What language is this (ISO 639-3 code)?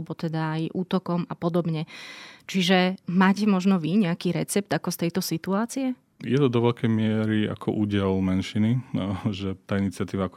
slk